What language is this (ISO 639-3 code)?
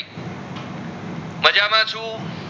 guj